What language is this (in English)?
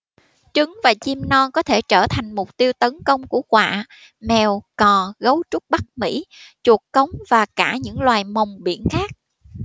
Vietnamese